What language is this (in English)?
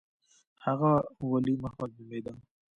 Pashto